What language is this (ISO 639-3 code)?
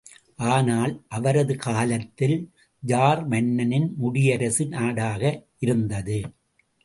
tam